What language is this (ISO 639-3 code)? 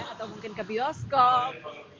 ind